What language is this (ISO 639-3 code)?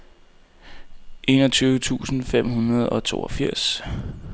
dan